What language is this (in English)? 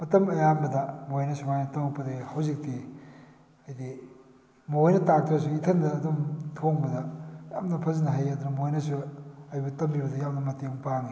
Manipuri